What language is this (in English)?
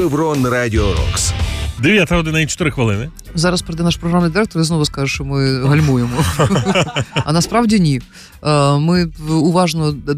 Ukrainian